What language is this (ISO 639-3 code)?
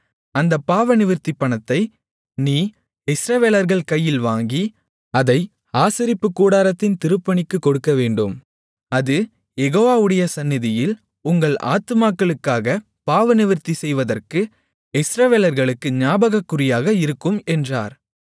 tam